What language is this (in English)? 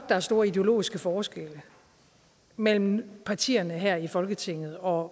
Danish